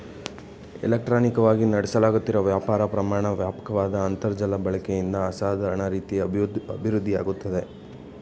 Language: Kannada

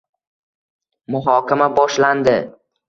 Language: Uzbek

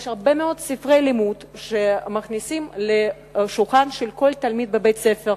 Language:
Hebrew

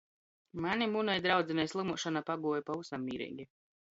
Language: Latgalian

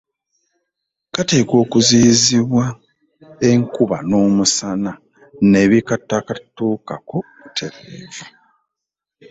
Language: Ganda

